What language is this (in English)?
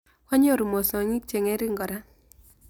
Kalenjin